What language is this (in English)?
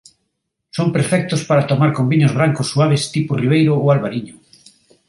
Galician